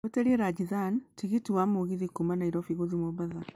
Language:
Kikuyu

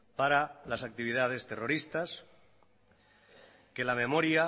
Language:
Spanish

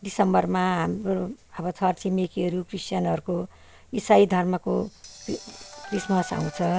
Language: Nepali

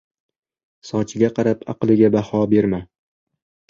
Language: Uzbek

